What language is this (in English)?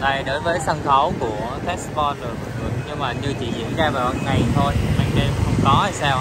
Vietnamese